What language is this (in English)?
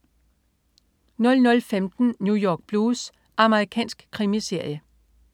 Danish